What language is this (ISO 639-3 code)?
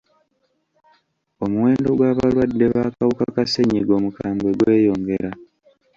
lug